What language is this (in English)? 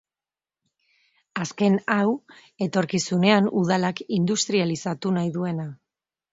Basque